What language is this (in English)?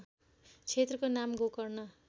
Nepali